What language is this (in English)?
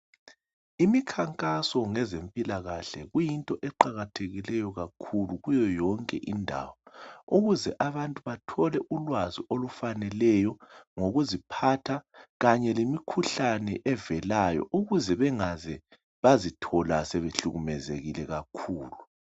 North Ndebele